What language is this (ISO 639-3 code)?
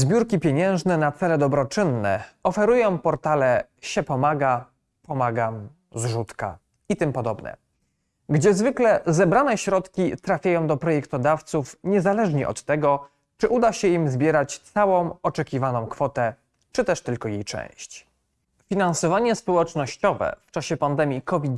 pol